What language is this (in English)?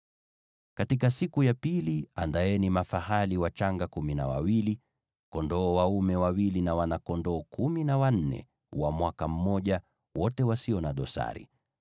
Swahili